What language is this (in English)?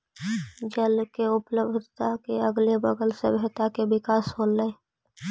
Magahi